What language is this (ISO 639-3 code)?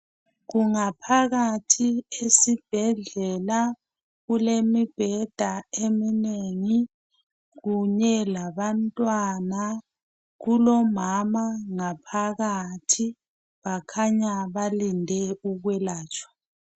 nde